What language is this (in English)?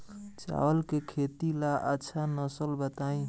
Bhojpuri